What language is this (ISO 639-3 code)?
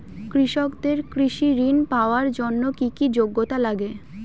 ben